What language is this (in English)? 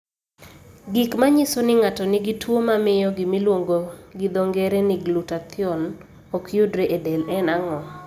Luo (Kenya and Tanzania)